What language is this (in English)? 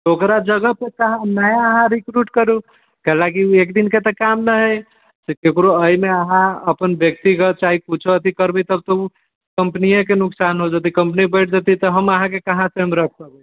Maithili